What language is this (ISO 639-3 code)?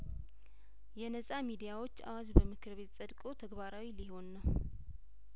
amh